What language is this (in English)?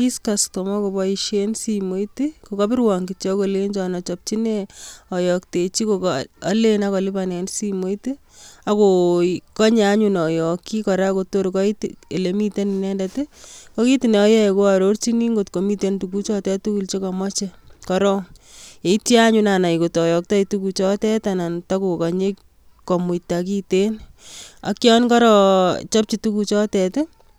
Kalenjin